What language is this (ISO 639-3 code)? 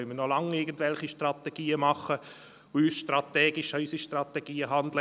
gsw